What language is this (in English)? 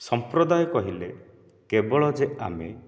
Odia